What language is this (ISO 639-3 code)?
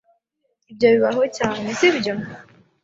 kin